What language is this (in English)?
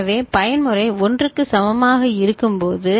Tamil